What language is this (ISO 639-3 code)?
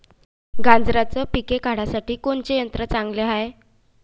mar